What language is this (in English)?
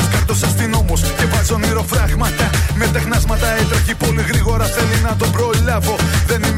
Greek